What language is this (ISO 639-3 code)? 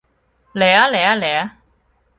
yue